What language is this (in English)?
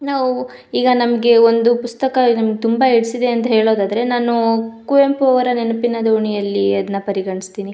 Kannada